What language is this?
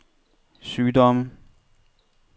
Danish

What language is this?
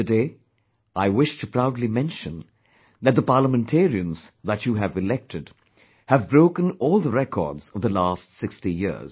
English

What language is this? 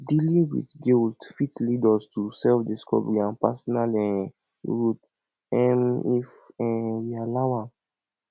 Nigerian Pidgin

